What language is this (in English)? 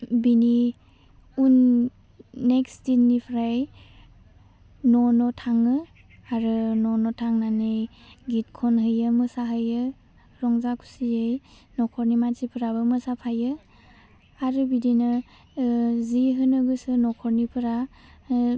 Bodo